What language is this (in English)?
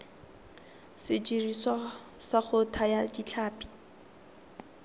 Tswana